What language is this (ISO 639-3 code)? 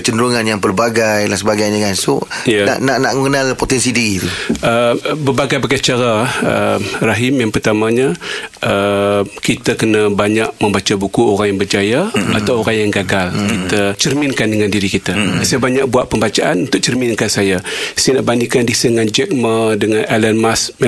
msa